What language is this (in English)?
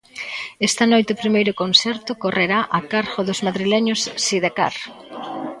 Galician